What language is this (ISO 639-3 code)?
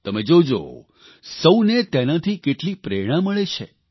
guj